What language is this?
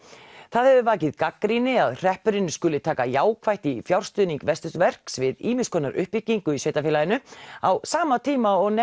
Icelandic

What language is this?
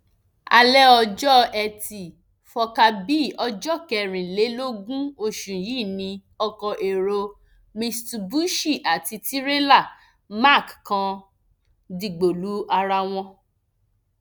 Yoruba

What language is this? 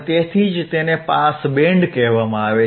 Gujarati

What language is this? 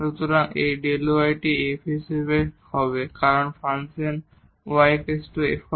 Bangla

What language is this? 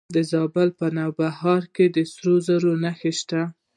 Pashto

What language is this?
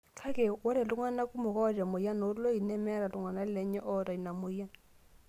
Masai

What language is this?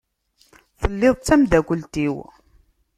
Kabyle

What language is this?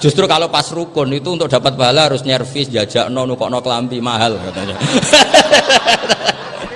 Indonesian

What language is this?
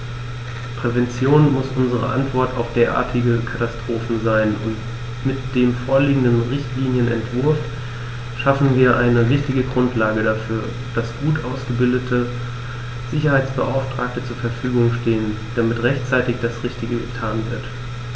German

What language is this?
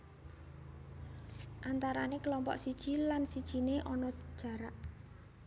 Javanese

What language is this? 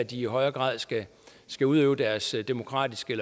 Danish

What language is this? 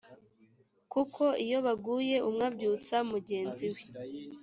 Kinyarwanda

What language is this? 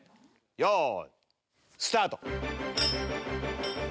Japanese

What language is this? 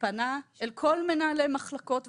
Hebrew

